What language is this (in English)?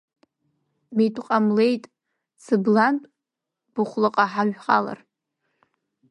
Abkhazian